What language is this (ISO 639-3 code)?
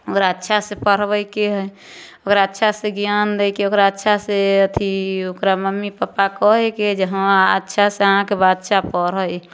mai